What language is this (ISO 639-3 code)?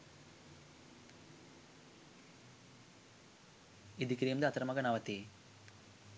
sin